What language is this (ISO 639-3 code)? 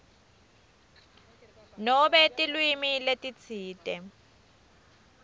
ssw